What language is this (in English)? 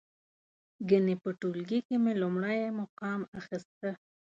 Pashto